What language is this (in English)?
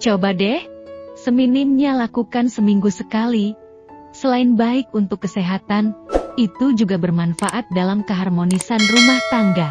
Indonesian